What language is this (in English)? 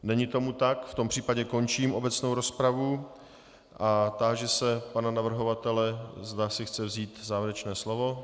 Czech